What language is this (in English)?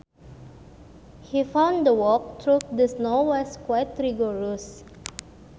Sundanese